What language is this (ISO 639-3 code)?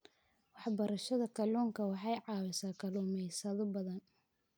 som